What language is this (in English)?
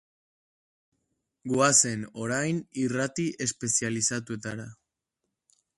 Basque